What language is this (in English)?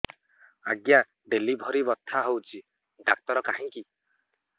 Odia